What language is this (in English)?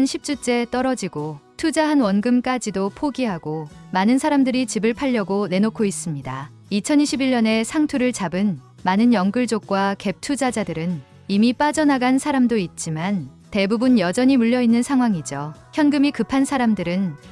Korean